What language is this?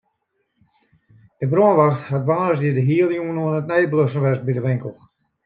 Western Frisian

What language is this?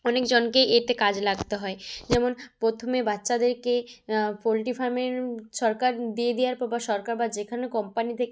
Bangla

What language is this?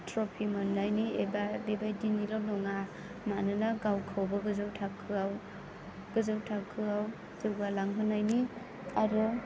Bodo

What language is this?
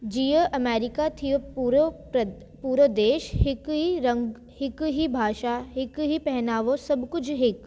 Sindhi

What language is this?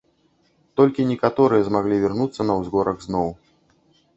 Belarusian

